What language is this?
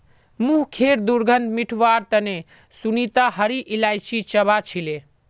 Magahi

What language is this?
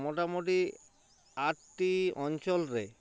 Santali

